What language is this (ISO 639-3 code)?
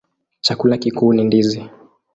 swa